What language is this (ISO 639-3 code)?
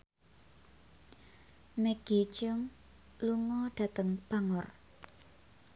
jav